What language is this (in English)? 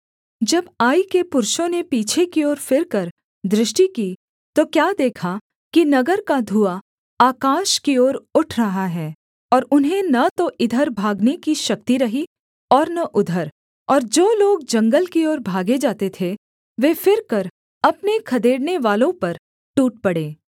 Hindi